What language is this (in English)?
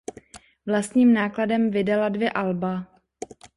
Czech